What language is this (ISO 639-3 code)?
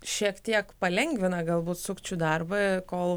lit